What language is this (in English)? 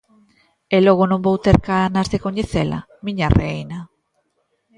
Galician